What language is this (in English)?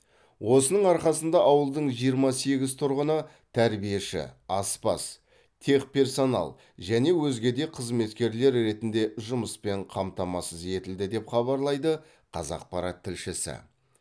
Kazakh